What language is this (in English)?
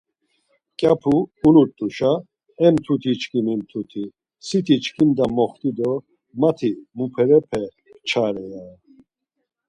Laz